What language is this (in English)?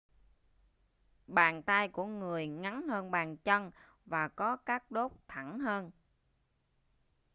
Vietnamese